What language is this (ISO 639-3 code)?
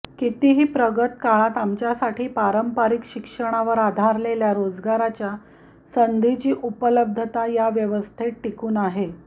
mar